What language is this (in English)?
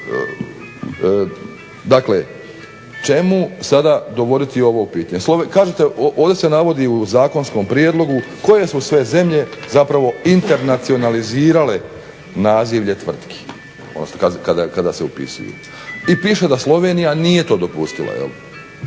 Croatian